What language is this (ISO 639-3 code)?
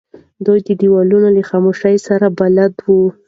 pus